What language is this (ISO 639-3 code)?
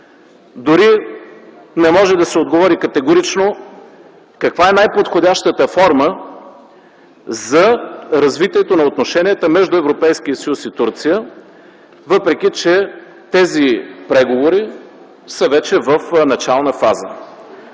bul